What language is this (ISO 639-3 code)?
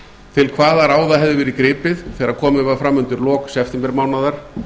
isl